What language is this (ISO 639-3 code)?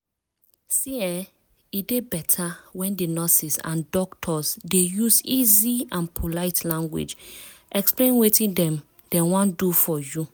pcm